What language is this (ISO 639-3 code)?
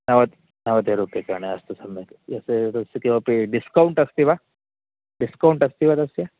san